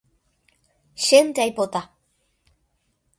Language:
Guarani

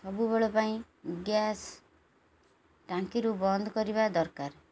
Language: Odia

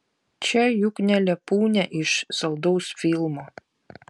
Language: Lithuanian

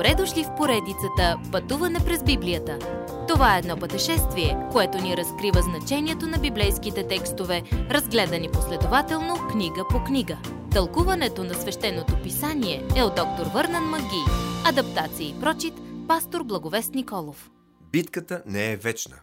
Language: Bulgarian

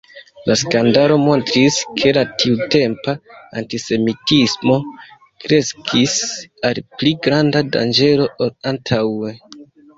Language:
Esperanto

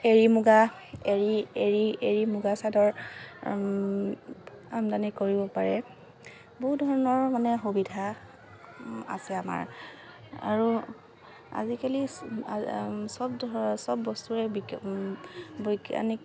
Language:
Assamese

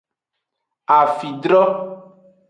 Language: Aja (Benin)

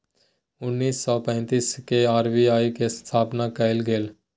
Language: Magahi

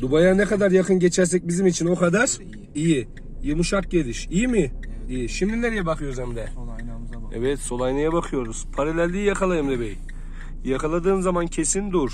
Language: Turkish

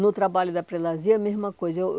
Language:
Portuguese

